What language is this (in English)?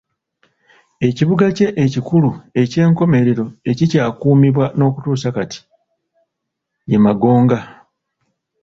Ganda